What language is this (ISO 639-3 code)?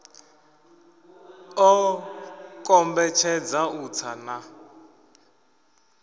ven